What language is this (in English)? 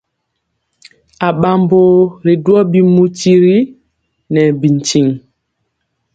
Mpiemo